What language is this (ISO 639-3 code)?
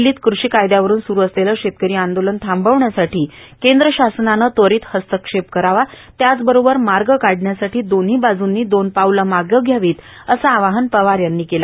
mar